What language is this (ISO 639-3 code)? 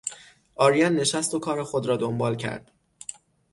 fas